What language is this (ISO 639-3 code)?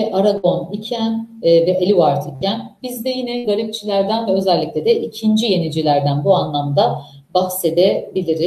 tur